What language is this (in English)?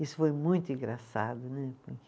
Portuguese